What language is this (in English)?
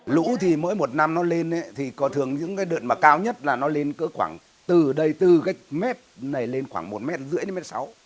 Vietnamese